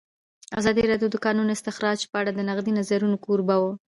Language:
Pashto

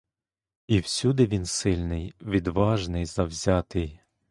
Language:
Ukrainian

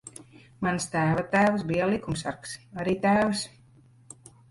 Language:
Latvian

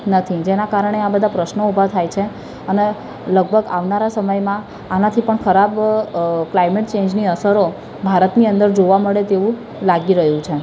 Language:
Gujarati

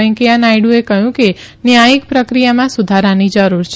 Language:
Gujarati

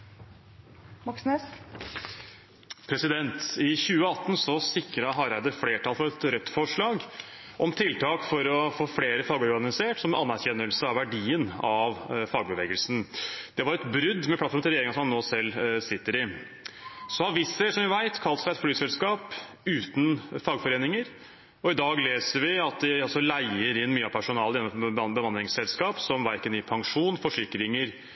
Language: Norwegian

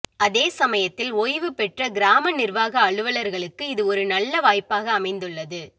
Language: Tamil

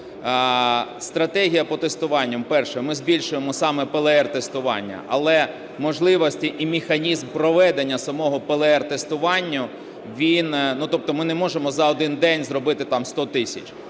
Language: Ukrainian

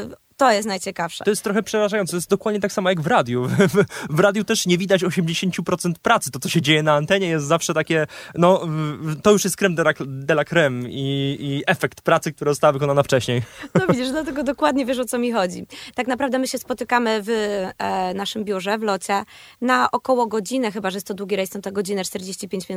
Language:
Polish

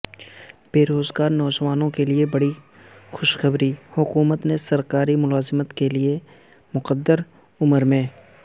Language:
Urdu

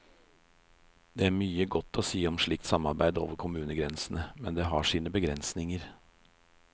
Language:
Norwegian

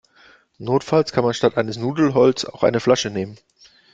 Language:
German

